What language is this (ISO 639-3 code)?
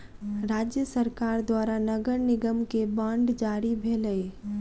mai